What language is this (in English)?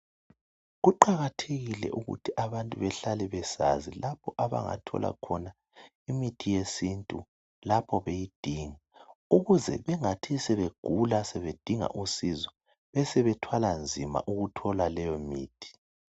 North Ndebele